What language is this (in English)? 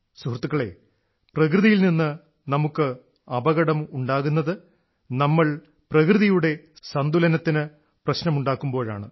Malayalam